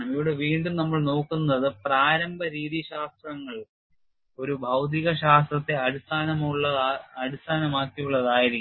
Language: Malayalam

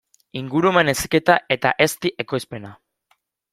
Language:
Basque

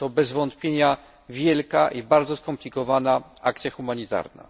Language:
Polish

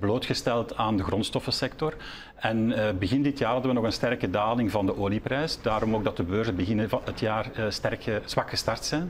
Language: Dutch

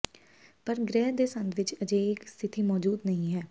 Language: Punjabi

